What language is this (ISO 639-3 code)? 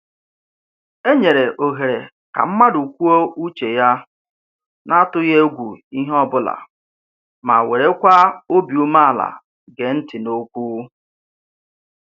ibo